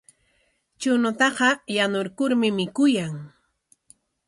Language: Corongo Ancash Quechua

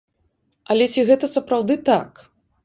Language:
Belarusian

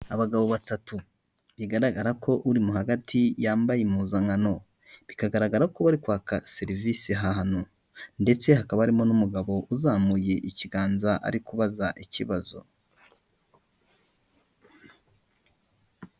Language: Kinyarwanda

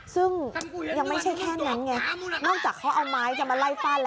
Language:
Thai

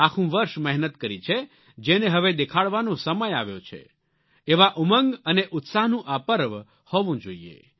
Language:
Gujarati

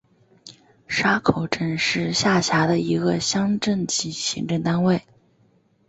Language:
Chinese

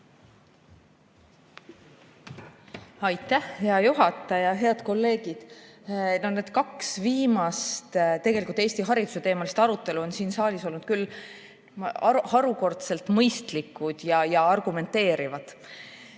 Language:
Estonian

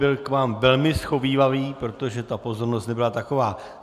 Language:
Czech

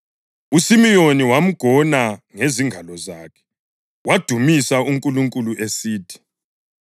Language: North Ndebele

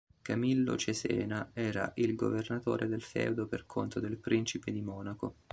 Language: Italian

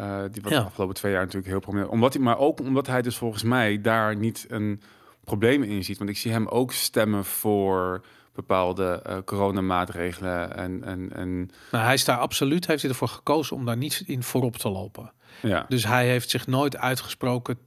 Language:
Dutch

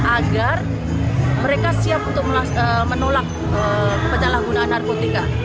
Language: Indonesian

